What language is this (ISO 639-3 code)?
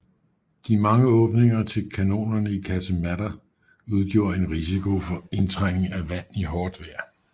dan